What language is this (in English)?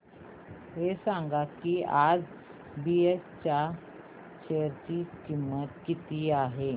Marathi